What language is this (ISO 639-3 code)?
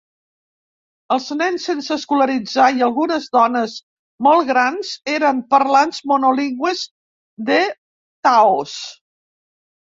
cat